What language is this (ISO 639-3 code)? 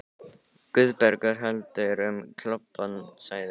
isl